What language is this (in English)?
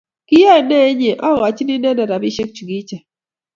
Kalenjin